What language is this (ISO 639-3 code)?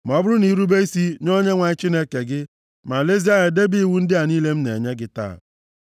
ibo